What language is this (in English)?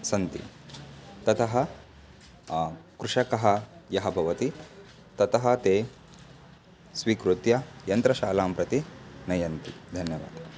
Sanskrit